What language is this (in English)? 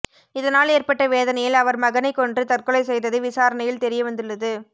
Tamil